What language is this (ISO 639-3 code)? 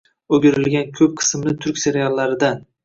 uzb